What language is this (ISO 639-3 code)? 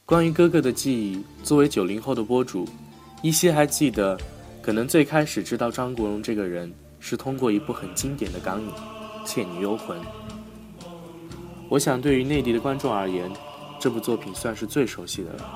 zho